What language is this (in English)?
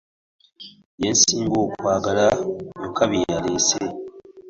Ganda